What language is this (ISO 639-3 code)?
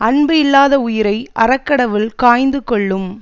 tam